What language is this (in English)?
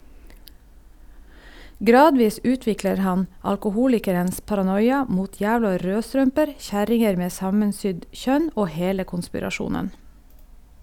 Norwegian